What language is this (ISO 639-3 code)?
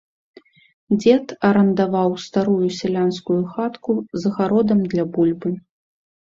bel